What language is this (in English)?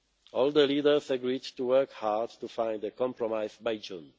English